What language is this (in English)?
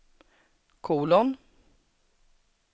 Swedish